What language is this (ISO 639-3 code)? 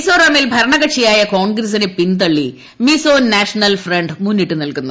mal